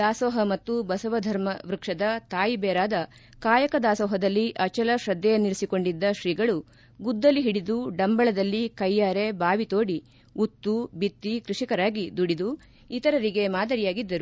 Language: Kannada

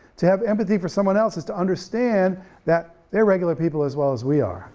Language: English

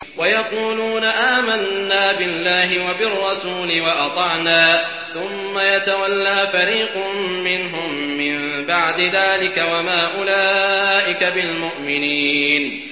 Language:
Arabic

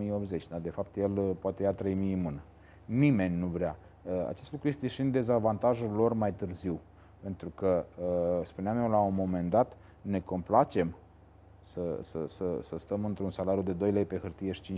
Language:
Romanian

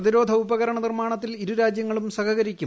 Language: Malayalam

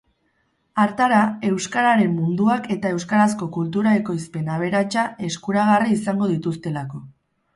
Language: Basque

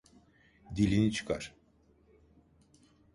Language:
Turkish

